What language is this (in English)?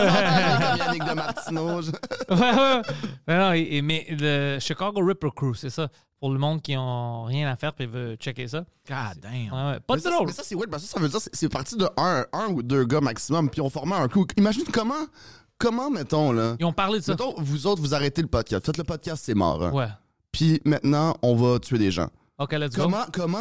French